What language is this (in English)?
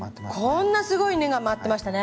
Japanese